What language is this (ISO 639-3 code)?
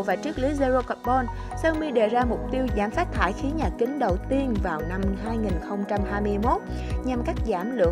vie